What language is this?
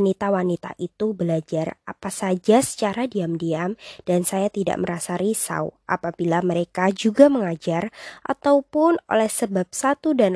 Indonesian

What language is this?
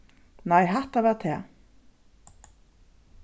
Faroese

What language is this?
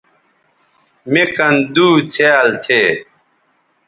Bateri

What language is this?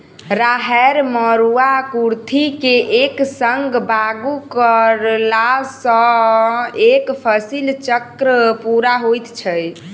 Maithili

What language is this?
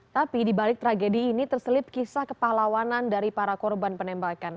Indonesian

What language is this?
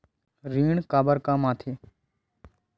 Chhattisgarhi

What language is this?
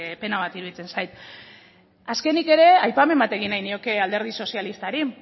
Basque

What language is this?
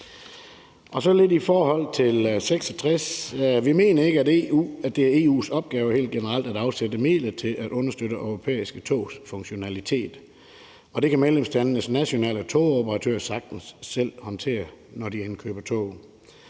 Danish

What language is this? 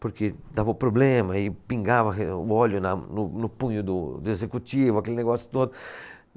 Portuguese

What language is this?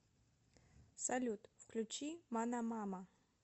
Russian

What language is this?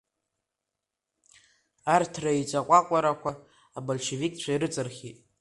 Abkhazian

